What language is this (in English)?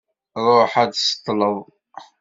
Kabyle